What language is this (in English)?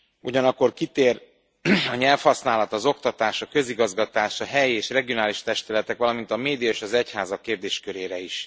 Hungarian